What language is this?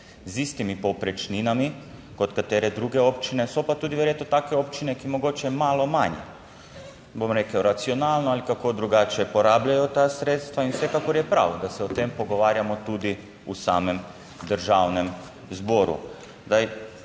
Slovenian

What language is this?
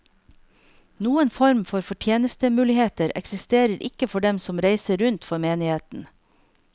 Norwegian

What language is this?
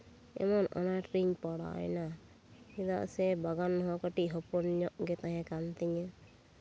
Santali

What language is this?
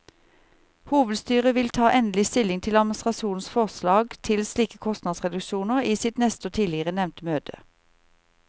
Norwegian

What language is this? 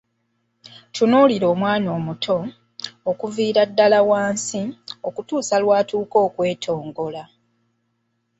Ganda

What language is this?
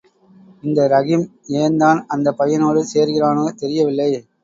Tamil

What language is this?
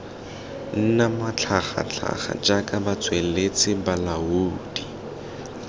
Tswana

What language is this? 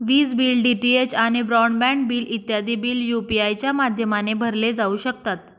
Marathi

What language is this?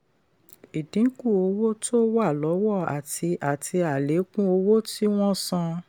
Yoruba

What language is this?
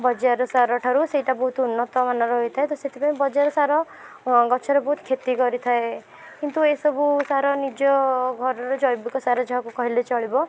Odia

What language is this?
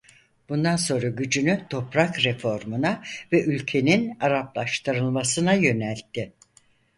Turkish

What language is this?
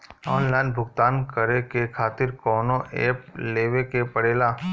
Bhojpuri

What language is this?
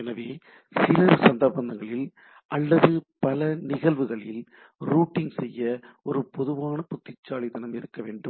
Tamil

